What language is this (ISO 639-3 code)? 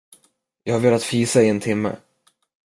swe